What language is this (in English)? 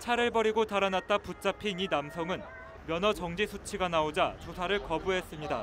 Korean